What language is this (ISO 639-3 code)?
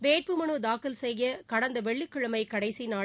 tam